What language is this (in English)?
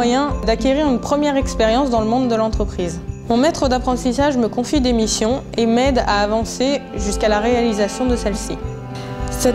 French